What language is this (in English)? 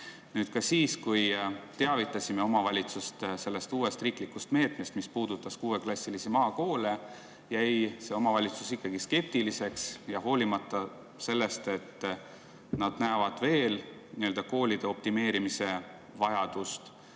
Estonian